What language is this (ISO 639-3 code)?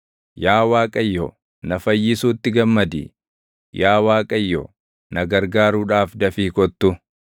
orm